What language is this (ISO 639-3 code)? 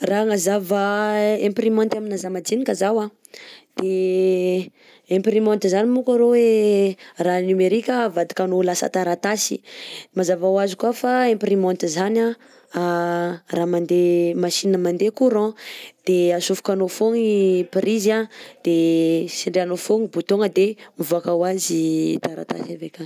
bzc